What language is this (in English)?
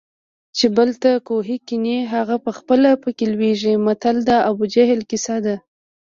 Pashto